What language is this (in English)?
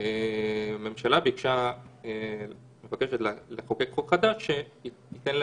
Hebrew